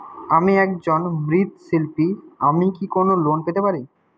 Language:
Bangla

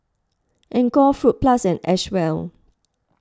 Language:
English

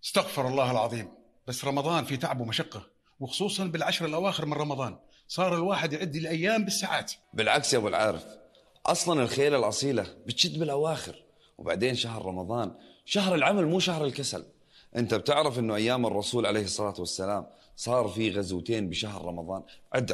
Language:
Arabic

